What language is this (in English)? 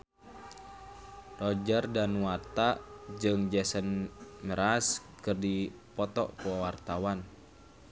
Sundanese